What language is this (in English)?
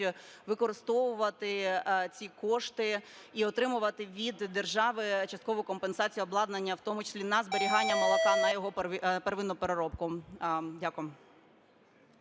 Ukrainian